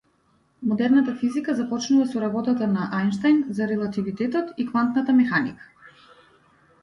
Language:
Macedonian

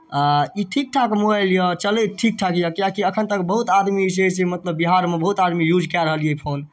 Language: Maithili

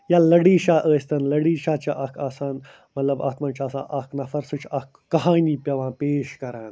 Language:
Kashmiri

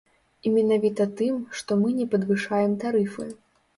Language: Belarusian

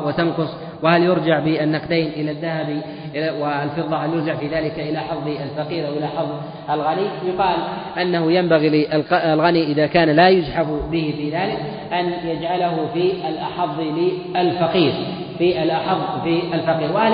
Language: Arabic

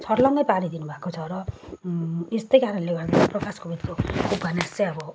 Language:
Nepali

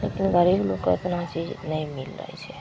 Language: Maithili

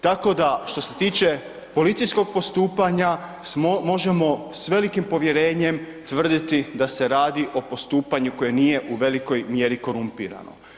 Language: Croatian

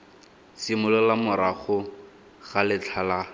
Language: Tswana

